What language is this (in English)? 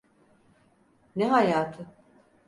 Turkish